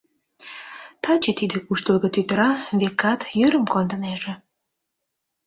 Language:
Mari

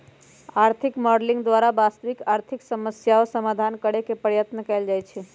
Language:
Magahi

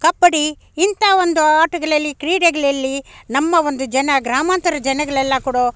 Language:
Kannada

